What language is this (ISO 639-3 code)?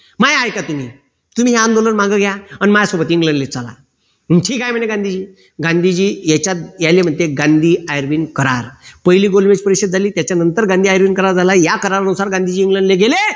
mar